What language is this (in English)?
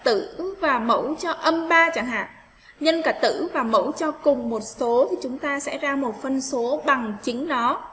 Vietnamese